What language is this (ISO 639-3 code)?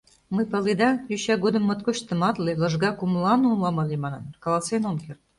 chm